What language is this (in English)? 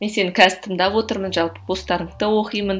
Kazakh